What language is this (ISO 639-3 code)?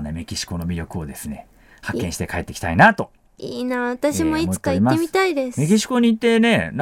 jpn